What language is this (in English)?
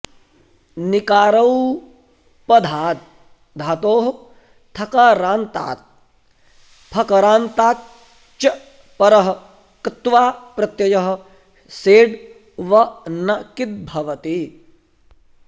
Sanskrit